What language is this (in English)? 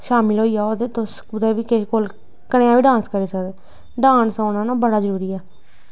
Dogri